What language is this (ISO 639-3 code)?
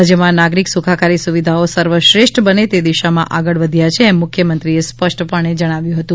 guj